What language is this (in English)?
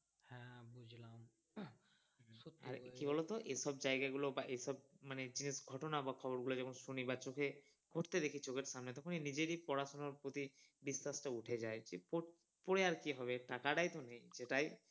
Bangla